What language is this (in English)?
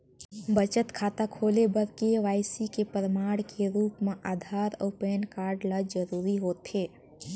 Chhattisgarhi